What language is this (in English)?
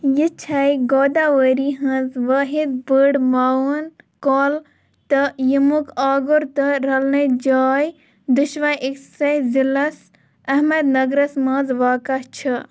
Kashmiri